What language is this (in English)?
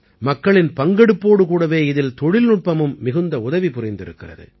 Tamil